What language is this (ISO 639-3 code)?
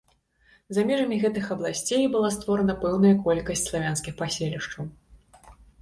bel